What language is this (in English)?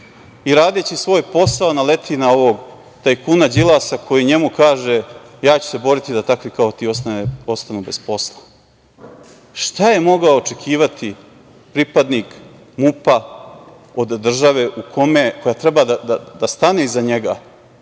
Serbian